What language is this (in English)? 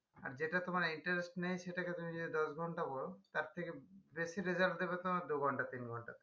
Bangla